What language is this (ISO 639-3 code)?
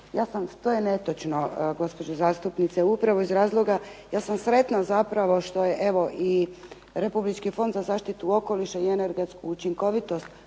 hrv